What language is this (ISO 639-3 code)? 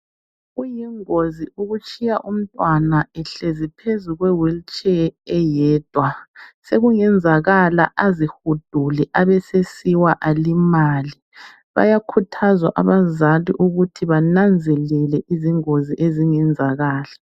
nde